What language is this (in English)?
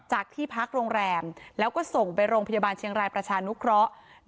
Thai